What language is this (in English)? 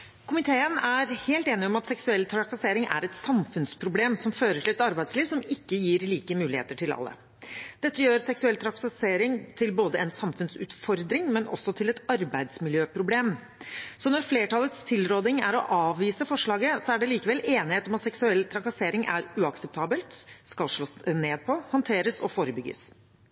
Norwegian Bokmål